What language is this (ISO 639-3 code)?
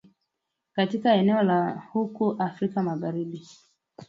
swa